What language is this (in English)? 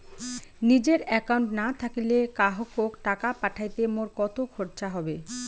Bangla